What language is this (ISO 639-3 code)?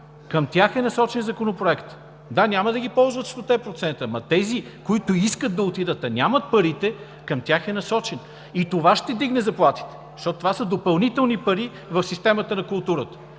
bul